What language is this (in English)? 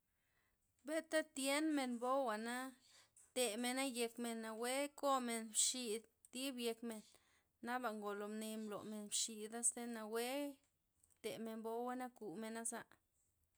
Loxicha Zapotec